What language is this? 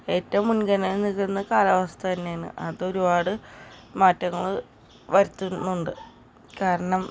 Malayalam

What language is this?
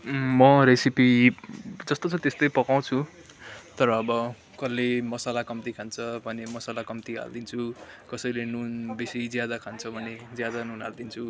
Nepali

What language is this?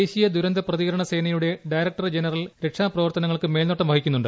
Malayalam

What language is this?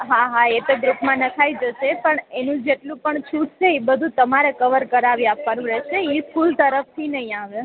Gujarati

